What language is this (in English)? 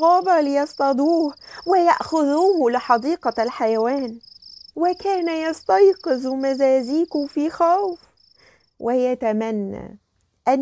Arabic